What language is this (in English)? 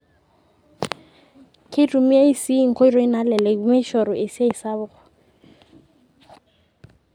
Masai